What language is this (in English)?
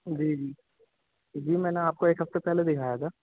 Urdu